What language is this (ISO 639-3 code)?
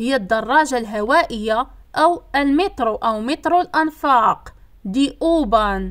ara